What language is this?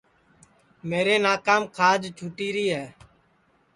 Sansi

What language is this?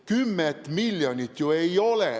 Estonian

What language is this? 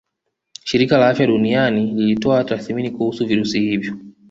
Swahili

